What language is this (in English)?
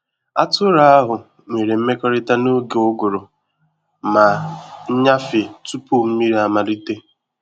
Igbo